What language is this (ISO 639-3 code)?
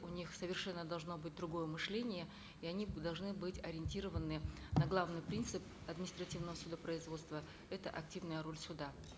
kaz